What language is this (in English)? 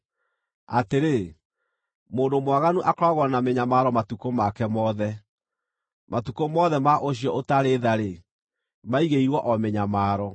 Kikuyu